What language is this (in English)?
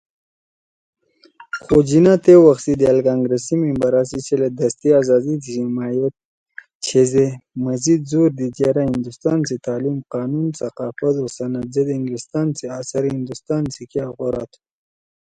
Torwali